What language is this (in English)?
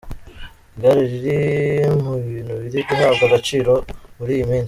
Kinyarwanda